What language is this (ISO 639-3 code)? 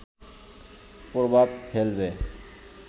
ben